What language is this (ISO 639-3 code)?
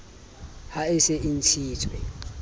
sot